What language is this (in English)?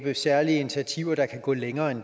Danish